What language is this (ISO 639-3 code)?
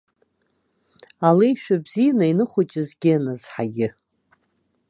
abk